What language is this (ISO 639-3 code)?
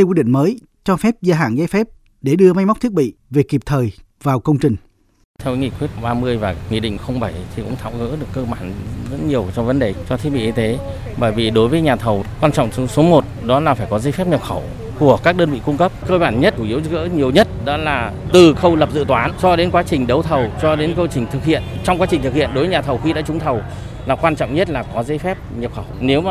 vie